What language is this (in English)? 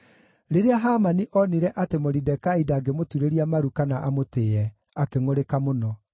Kikuyu